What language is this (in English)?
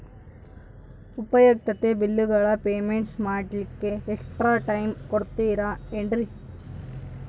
Kannada